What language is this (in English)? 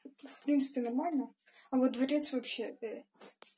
Russian